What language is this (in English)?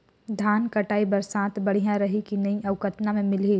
Chhattisgarhi